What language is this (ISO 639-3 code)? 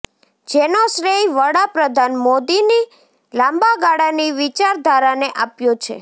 guj